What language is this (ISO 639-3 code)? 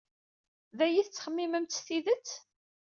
kab